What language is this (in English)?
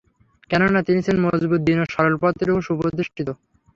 Bangla